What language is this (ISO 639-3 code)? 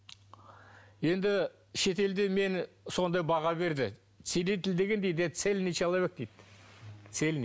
kaz